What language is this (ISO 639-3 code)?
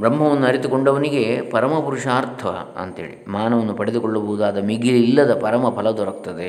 kan